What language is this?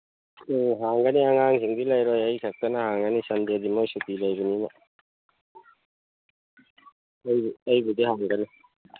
Manipuri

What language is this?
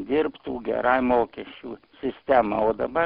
Lithuanian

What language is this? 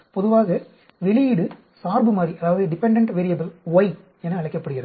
Tamil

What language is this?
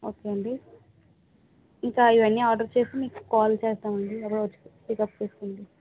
Telugu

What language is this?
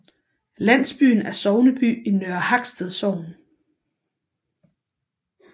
Danish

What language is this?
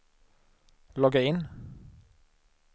Swedish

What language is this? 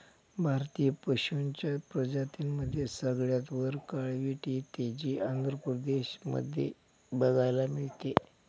Marathi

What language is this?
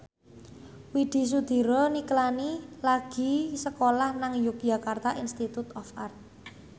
Javanese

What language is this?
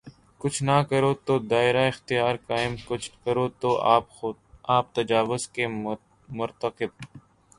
Urdu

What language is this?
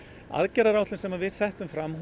Icelandic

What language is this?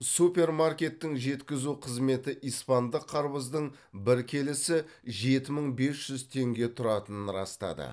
Kazakh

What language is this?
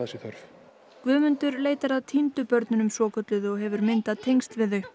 Icelandic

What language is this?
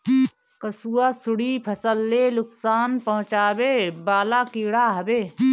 Bhojpuri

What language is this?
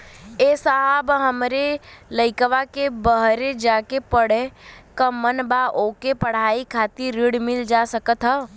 Bhojpuri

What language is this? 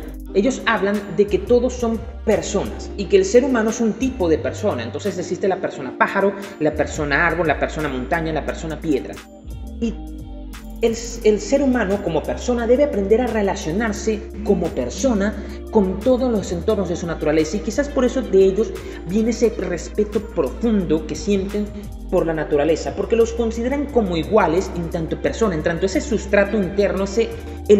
Spanish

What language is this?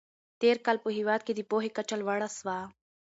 Pashto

